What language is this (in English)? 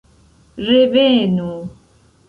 Esperanto